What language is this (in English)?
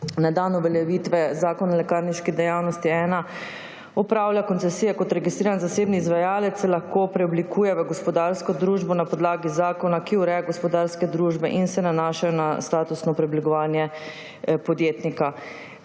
Slovenian